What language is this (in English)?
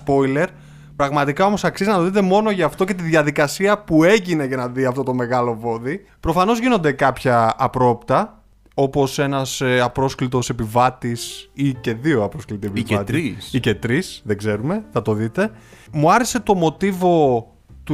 Greek